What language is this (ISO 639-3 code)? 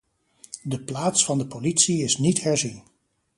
nld